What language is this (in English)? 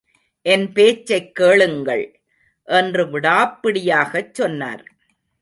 Tamil